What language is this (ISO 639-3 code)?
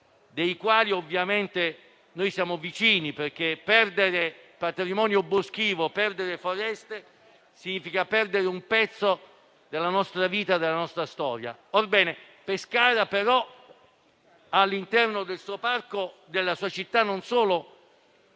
ita